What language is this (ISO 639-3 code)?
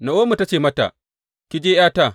hau